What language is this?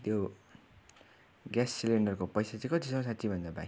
Nepali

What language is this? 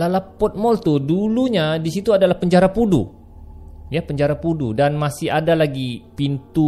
Malay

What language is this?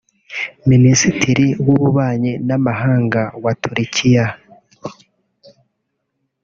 Kinyarwanda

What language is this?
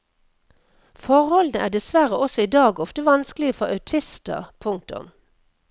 Norwegian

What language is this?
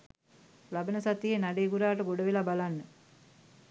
Sinhala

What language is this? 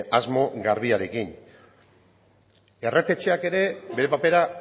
Basque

